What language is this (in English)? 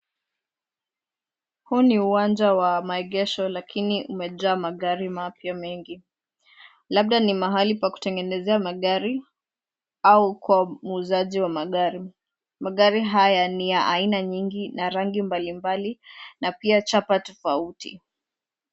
Swahili